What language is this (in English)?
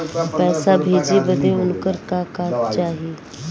Bhojpuri